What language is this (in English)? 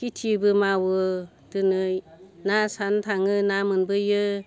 Bodo